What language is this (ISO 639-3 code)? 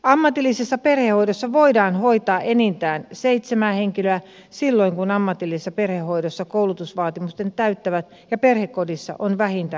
fin